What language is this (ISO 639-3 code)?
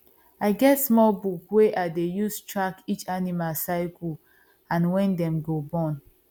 pcm